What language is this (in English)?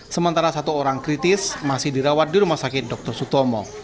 Indonesian